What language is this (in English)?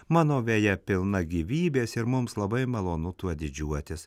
Lithuanian